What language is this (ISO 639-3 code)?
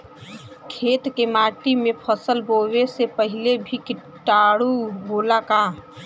bho